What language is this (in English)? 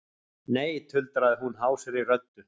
Icelandic